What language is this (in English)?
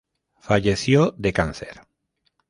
Spanish